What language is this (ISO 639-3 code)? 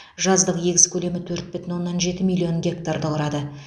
kaz